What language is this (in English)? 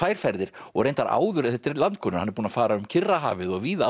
Icelandic